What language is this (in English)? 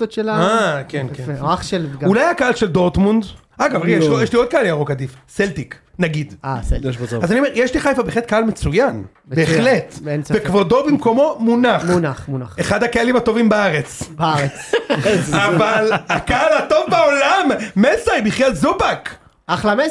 Hebrew